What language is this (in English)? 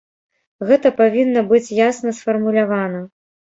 Belarusian